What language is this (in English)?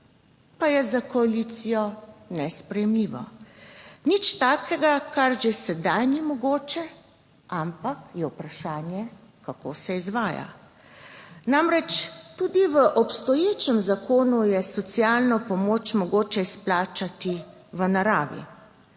Slovenian